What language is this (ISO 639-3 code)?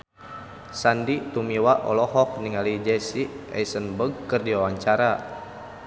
sun